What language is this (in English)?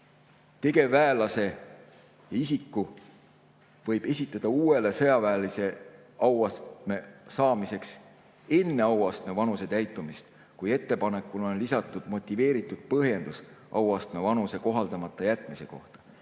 Estonian